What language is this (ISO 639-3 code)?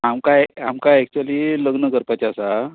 kok